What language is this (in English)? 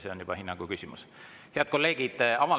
Estonian